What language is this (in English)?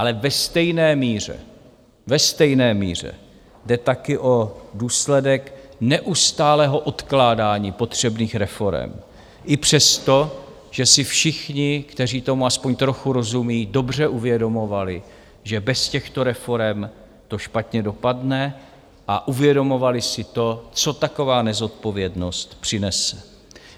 Czech